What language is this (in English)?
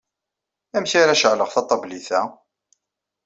Kabyle